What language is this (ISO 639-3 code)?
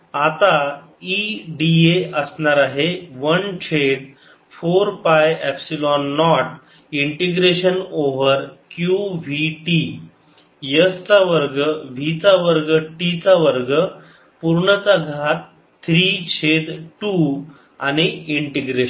mar